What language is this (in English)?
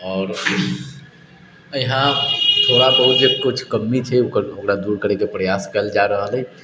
Maithili